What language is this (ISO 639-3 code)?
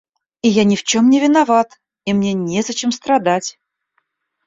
rus